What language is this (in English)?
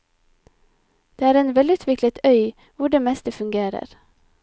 Norwegian